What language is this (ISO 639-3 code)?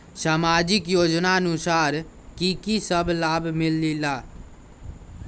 mag